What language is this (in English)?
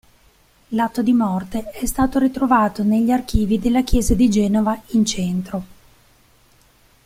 Italian